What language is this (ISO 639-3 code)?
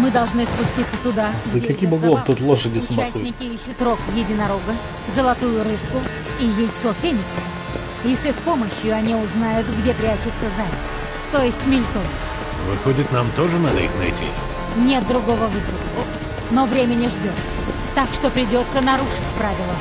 rus